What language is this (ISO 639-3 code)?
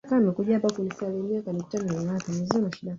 swa